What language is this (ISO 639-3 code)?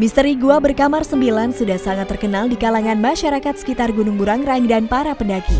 ind